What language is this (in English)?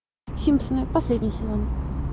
Russian